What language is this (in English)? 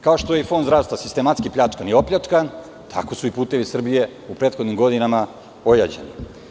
Serbian